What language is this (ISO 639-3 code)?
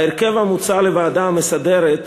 heb